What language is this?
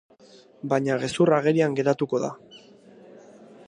Basque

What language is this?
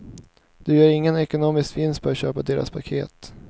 Swedish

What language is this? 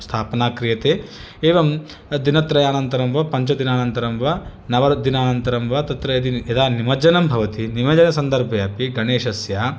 Sanskrit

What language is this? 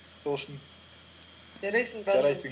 Kazakh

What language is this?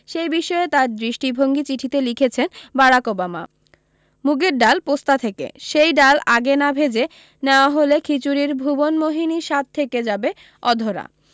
Bangla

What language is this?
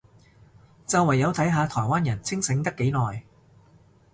Cantonese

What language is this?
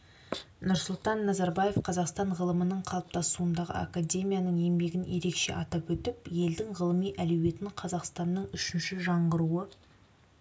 Kazakh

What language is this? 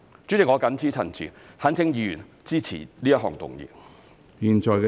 Cantonese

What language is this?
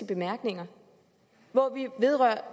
Danish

